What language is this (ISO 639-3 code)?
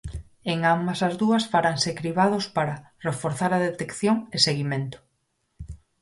glg